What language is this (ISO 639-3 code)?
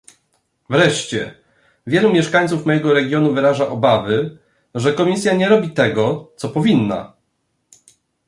pol